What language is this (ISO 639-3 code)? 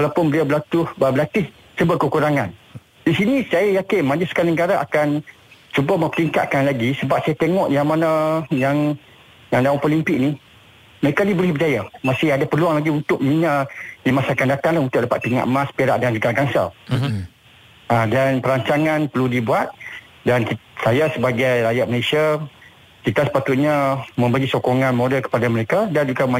msa